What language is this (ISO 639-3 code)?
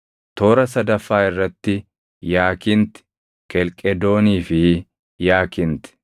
orm